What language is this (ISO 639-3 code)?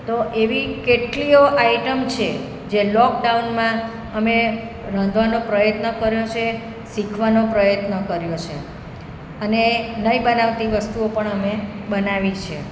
guj